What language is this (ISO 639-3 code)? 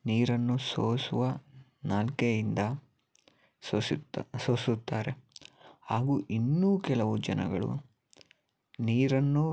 kan